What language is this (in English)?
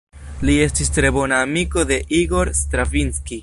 Esperanto